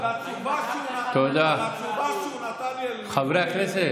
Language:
Hebrew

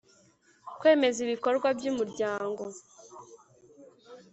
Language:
Kinyarwanda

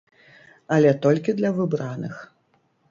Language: Belarusian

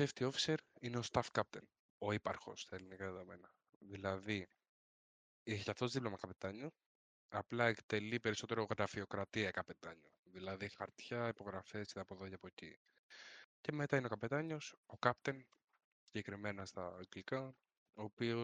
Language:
Greek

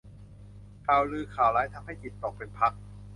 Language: Thai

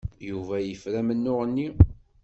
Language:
Kabyle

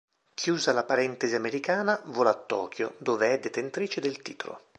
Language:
Italian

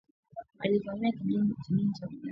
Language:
Swahili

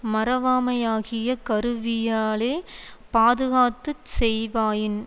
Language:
Tamil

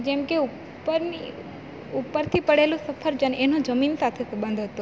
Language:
Gujarati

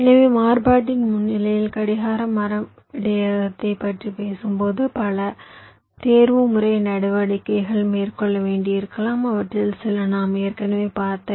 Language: Tamil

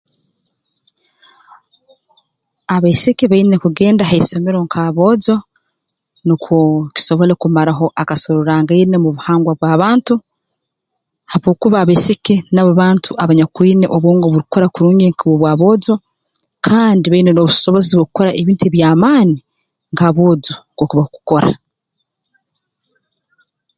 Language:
Tooro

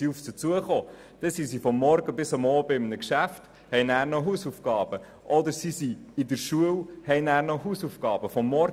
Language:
Swiss German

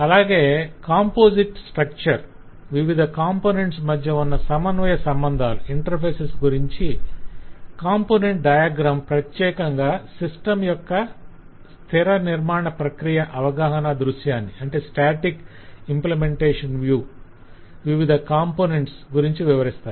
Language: Telugu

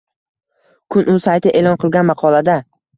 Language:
Uzbek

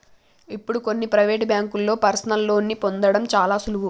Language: Telugu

